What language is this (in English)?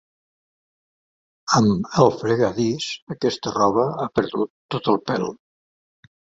Catalan